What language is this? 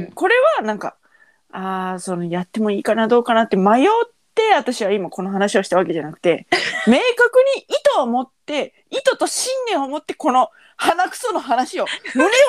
Japanese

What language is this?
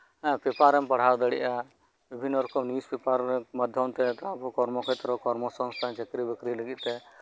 Santali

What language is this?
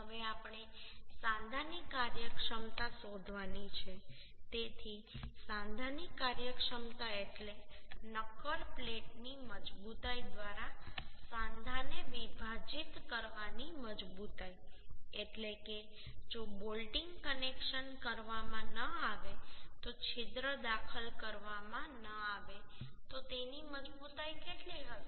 Gujarati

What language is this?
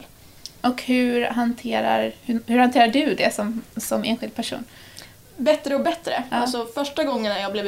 Swedish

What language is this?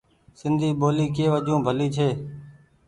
Goaria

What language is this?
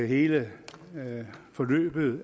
Danish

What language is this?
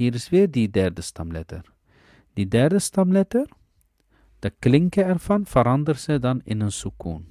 Dutch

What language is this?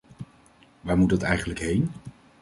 Dutch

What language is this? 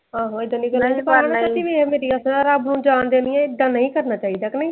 Punjabi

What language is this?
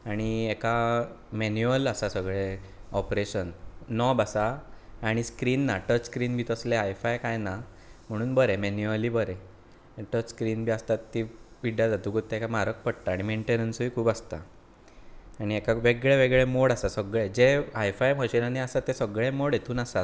Konkani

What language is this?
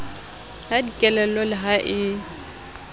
Southern Sotho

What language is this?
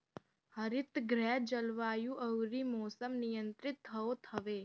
Bhojpuri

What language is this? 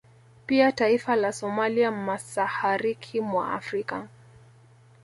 Swahili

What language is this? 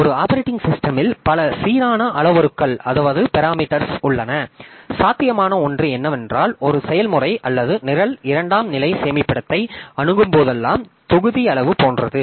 Tamil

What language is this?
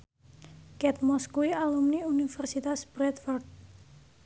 Javanese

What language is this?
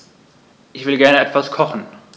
German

